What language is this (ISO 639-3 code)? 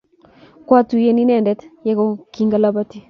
kln